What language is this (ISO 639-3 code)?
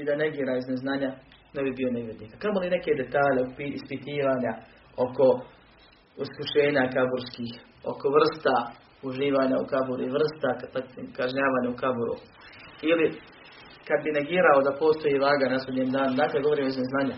hrv